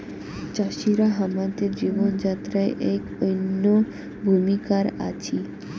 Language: Bangla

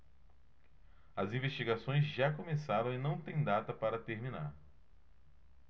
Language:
Portuguese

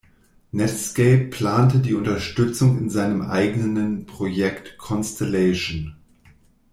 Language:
German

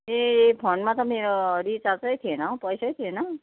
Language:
Nepali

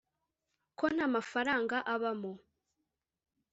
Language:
Kinyarwanda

